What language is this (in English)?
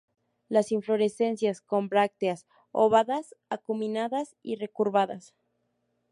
Spanish